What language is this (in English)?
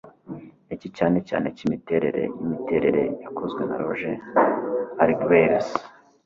Kinyarwanda